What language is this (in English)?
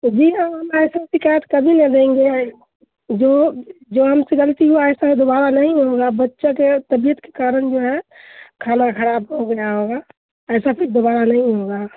Urdu